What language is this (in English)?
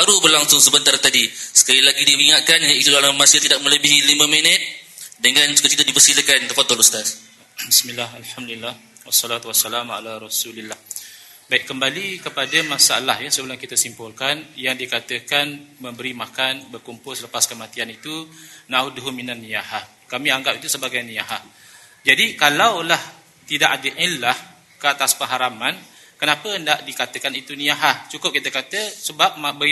Malay